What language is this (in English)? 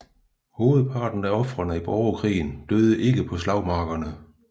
Danish